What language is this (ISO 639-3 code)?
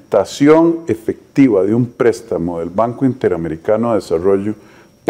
spa